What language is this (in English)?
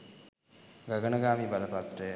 Sinhala